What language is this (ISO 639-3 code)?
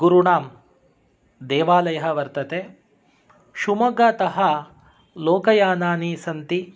san